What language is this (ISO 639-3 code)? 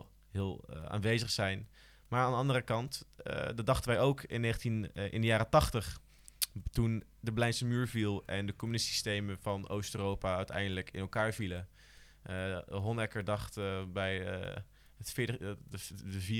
nld